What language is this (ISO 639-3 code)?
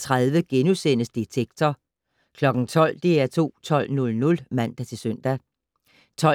dan